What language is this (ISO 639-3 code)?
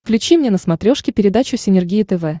rus